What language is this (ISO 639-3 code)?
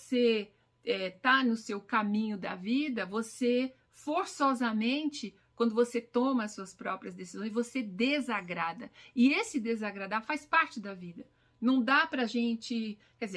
por